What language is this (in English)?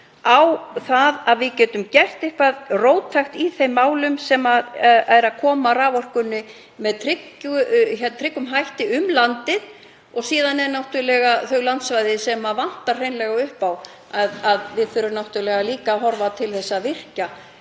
Icelandic